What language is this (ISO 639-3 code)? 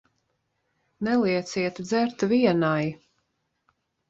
lav